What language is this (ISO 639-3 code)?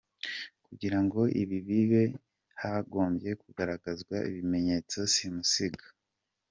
kin